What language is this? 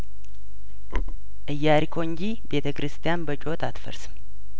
Amharic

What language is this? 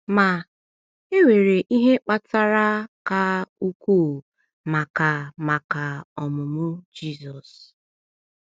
Igbo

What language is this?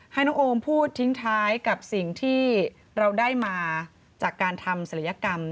Thai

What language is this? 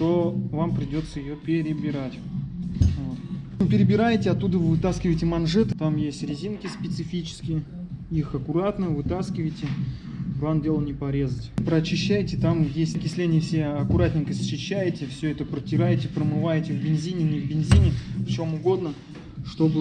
Russian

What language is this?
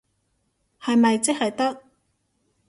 Cantonese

